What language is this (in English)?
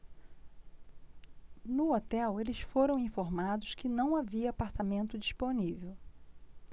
Portuguese